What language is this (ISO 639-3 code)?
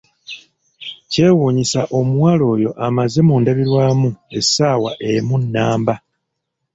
lug